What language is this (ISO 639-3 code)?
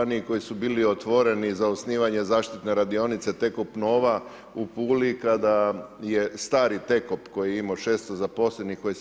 hrv